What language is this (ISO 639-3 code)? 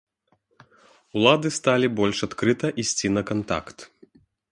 bel